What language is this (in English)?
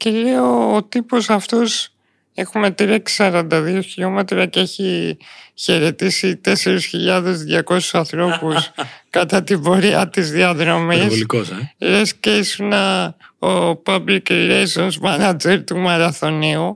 Greek